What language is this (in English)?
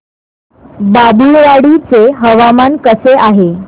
Marathi